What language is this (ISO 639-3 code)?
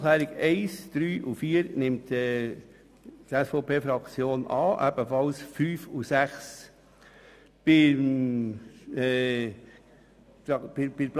gsw